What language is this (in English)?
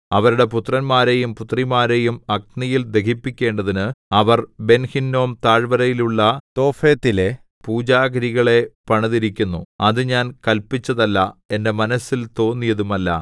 Malayalam